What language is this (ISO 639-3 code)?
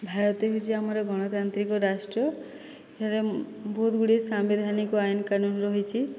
ori